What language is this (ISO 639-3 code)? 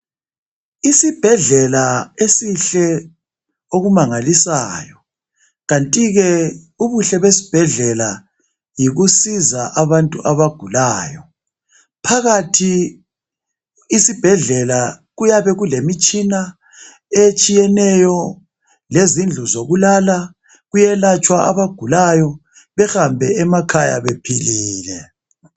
nde